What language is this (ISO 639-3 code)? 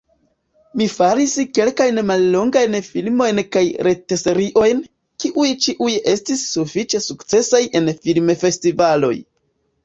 epo